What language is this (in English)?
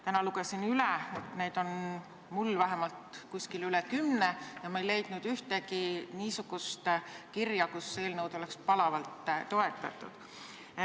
Estonian